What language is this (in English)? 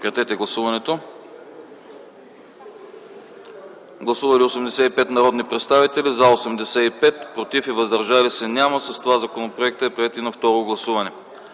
Bulgarian